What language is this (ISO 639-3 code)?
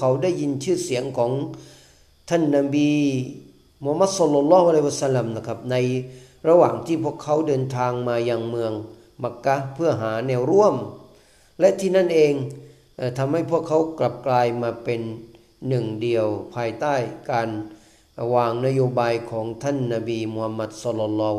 tha